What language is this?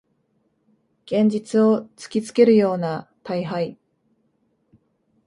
Japanese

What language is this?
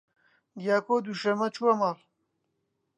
Central Kurdish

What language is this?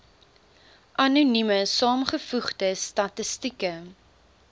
Afrikaans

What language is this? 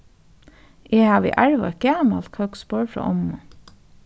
Faroese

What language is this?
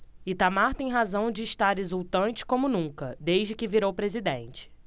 Portuguese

